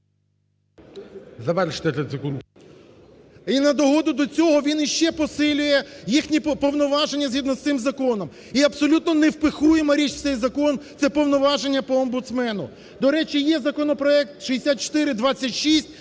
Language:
Ukrainian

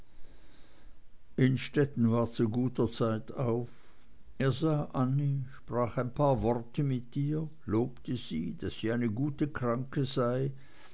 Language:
German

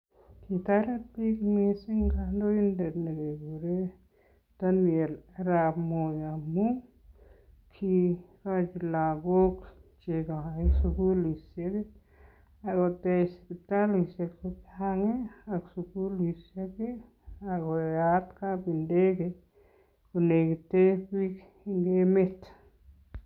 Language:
Kalenjin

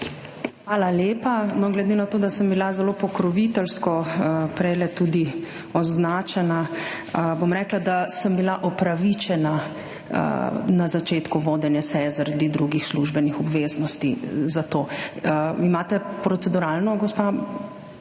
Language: Slovenian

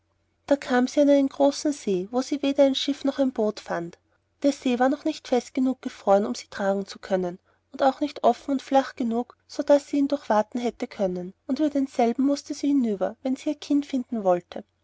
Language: German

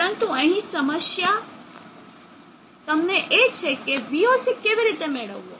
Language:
Gujarati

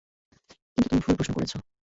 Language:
Bangla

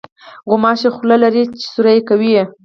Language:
Pashto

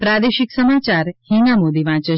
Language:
Gujarati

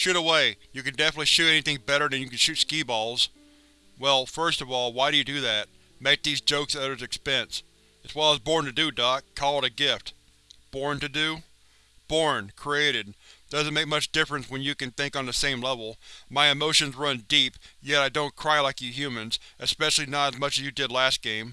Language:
English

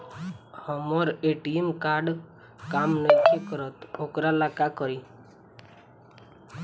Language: Bhojpuri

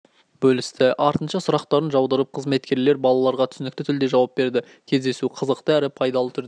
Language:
Kazakh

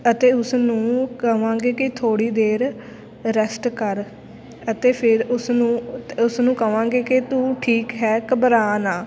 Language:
Punjabi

